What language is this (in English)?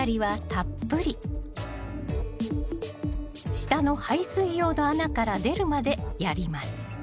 Japanese